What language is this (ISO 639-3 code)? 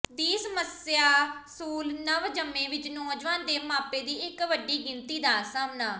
pan